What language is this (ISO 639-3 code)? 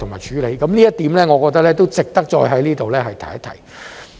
yue